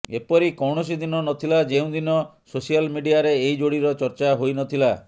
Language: Odia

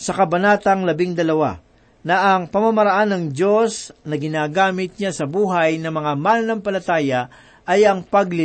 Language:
Filipino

